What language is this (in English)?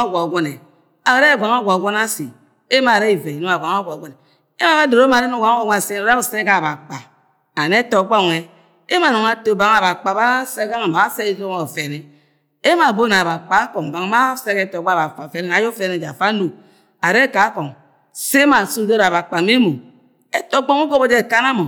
Agwagwune